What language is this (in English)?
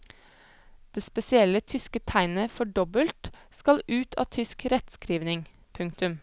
Norwegian